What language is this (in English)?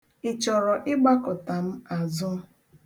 Igbo